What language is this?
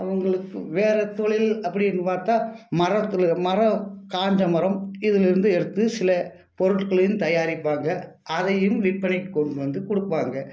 Tamil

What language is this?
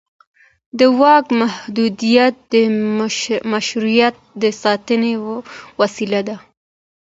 Pashto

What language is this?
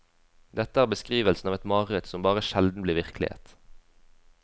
Norwegian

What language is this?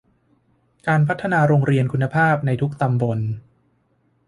Thai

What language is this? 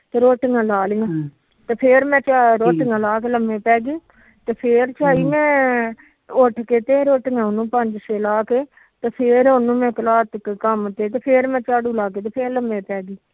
Punjabi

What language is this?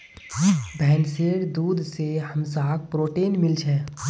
Magahi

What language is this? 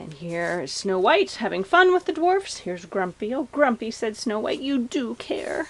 English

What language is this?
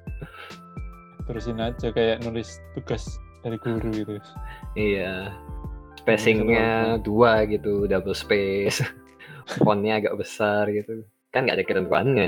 Indonesian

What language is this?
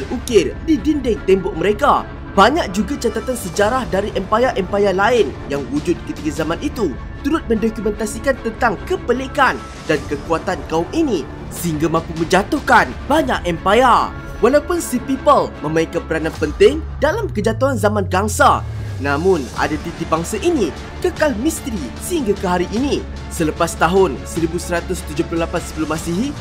Malay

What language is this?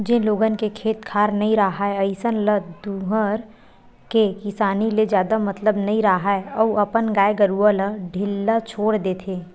Chhattisgarhi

